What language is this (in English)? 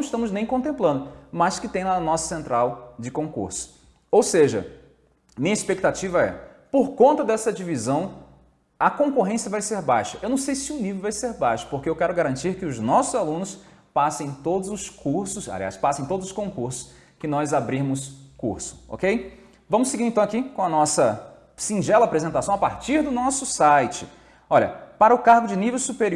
Portuguese